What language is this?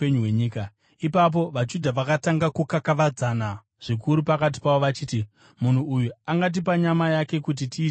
Shona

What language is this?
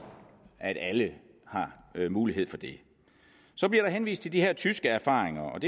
Danish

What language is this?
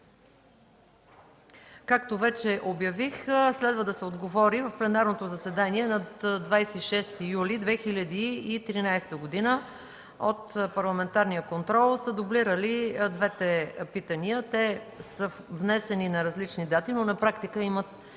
Bulgarian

